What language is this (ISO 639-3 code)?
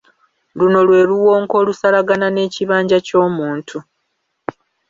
lug